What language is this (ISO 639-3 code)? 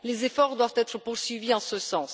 fra